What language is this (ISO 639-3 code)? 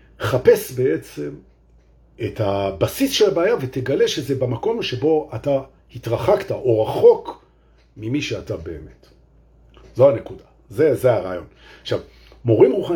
heb